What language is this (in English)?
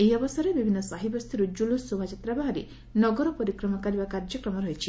Odia